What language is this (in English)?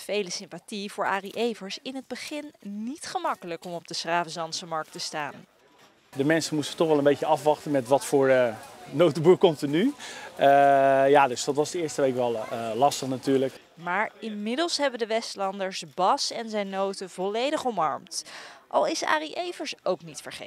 Dutch